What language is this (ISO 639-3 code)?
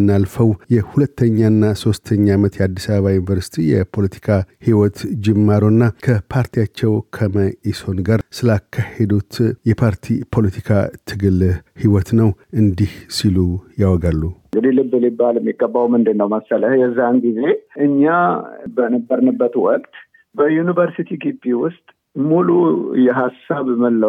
amh